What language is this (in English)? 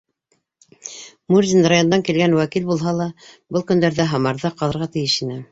Bashkir